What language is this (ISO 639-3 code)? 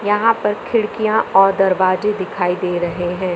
hin